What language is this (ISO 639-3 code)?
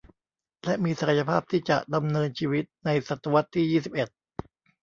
tha